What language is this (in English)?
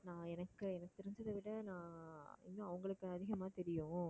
Tamil